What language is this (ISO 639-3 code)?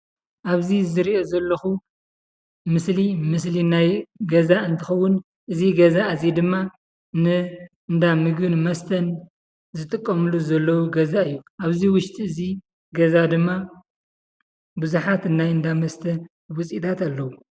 tir